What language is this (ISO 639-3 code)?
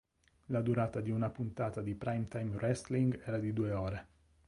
ita